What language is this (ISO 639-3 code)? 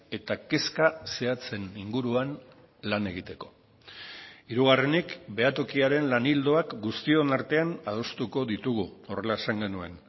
eus